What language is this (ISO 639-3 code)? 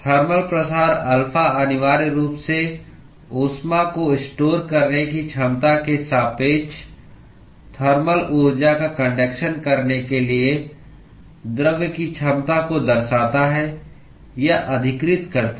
hin